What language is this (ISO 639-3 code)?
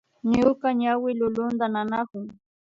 qvi